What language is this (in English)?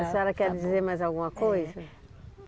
Portuguese